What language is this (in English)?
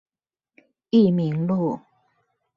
Chinese